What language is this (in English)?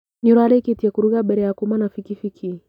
Kikuyu